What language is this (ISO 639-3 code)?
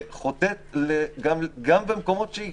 heb